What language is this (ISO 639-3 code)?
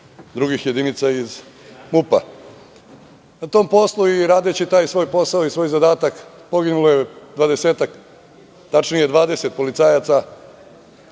srp